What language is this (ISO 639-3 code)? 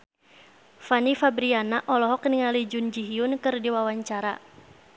sun